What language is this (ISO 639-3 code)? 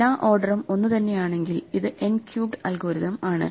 mal